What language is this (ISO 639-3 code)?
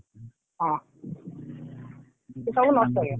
ori